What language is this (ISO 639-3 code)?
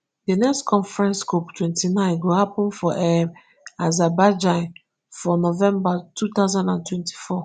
pcm